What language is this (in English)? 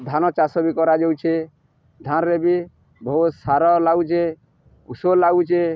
Odia